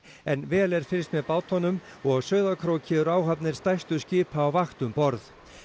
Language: Icelandic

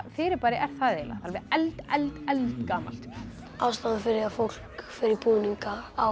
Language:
Icelandic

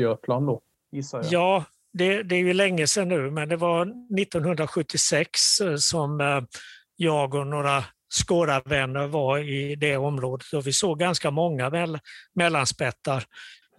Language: Swedish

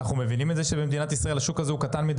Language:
Hebrew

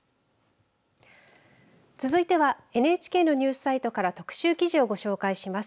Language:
Japanese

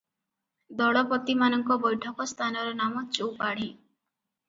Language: Odia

